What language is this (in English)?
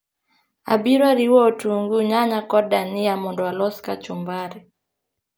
Luo (Kenya and Tanzania)